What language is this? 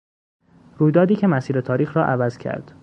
Persian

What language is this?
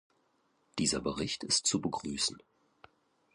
German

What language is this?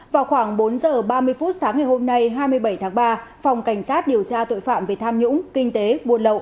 Vietnamese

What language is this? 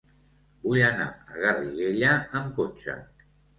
Catalan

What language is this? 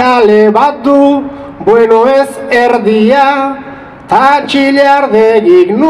Italian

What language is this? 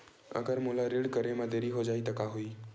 Chhattisgarhi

